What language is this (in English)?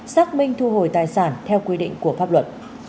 Vietnamese